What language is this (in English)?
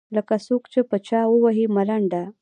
Pashto